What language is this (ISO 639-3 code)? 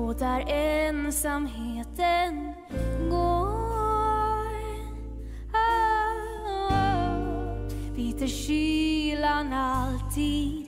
swe